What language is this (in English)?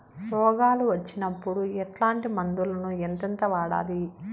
Telugu